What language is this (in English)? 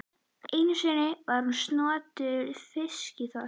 Icelandic